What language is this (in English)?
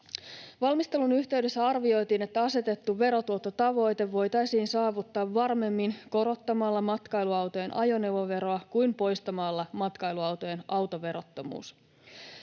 Finnish